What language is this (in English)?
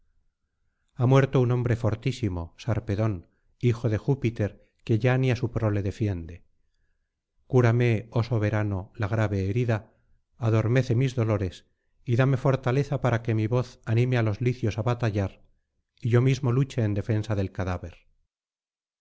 Spanish